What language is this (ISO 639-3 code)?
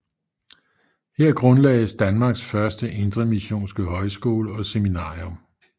dan